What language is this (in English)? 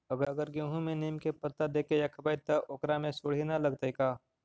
Magahi